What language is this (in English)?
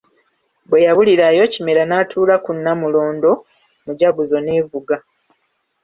Ganda